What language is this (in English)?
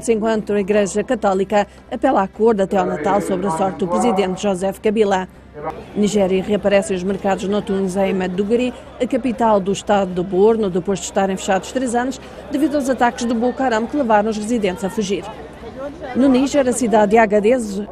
Portuguese